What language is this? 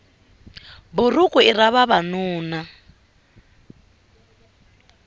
Tsonga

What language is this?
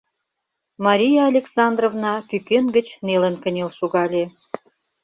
Mari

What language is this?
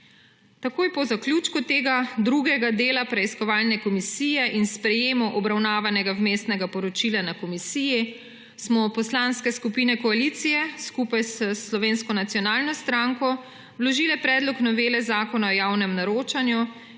Slovenian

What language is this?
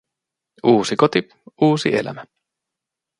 Finnish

